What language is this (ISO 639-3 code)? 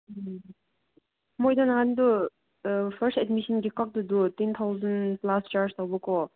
mni